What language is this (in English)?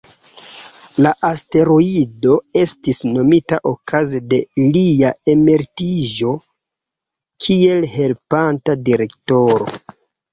Esperanto